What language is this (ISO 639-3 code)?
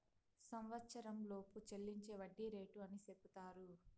tel